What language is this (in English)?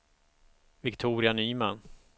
Swedish